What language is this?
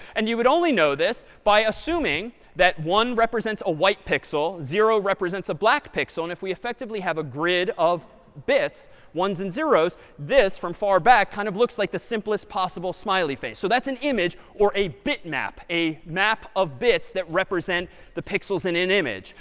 English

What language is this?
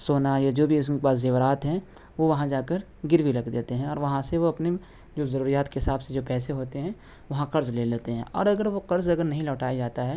Urdu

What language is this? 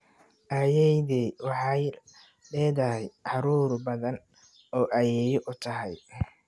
Somali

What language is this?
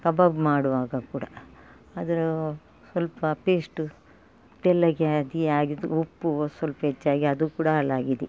Kannada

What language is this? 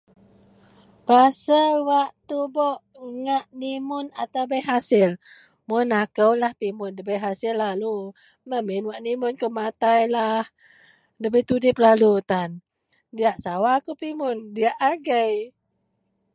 Central Melanau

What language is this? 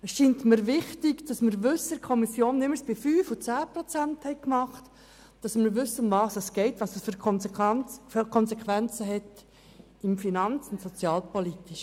Swiss German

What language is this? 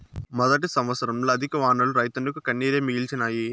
Telugu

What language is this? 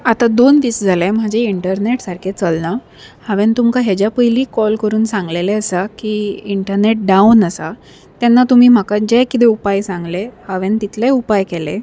Konkani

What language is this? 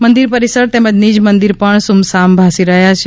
Gujarati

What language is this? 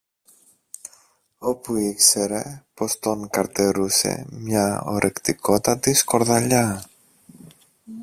Greek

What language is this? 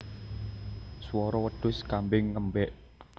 Javanese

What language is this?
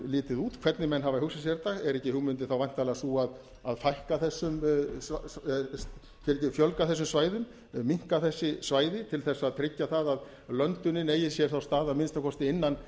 Icelandic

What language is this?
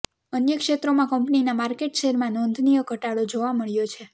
Gujarati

